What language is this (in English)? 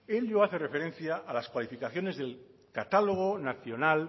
Spanish